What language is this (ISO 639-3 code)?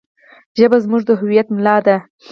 pus